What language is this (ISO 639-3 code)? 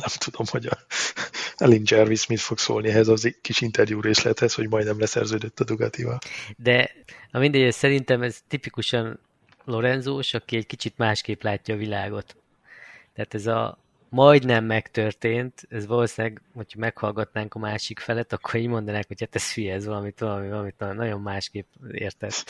hun